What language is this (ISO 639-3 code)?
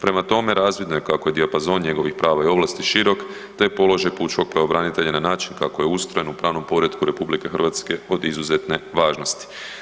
hrv